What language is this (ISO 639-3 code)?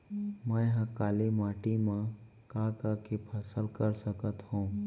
hne